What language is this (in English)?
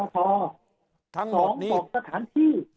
Thai